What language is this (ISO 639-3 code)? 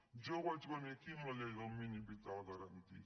cat